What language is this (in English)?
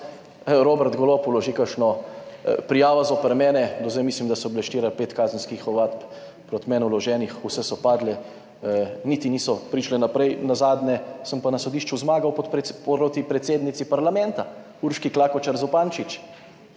Slovenian